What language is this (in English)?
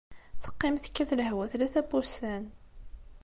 Kabyle